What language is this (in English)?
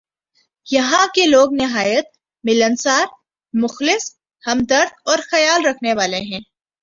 Urdu